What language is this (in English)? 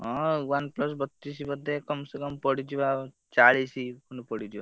Odia